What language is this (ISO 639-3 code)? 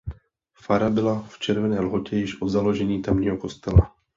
ces